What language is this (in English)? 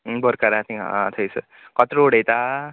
Konkani